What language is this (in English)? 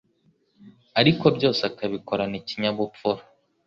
Kinyarwanda